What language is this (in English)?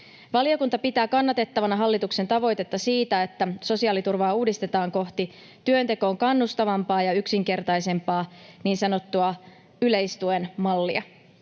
Finnish